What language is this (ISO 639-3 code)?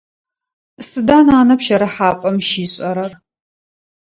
ady